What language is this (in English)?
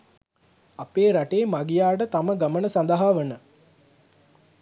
Sinhala